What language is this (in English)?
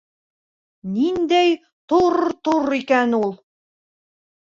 Bashkir